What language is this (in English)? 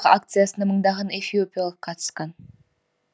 Kazakh